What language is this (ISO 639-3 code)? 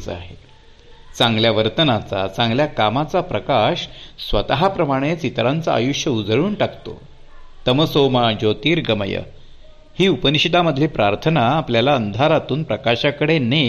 mar